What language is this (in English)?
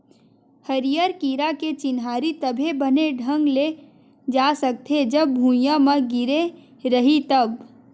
Chhattisgarhi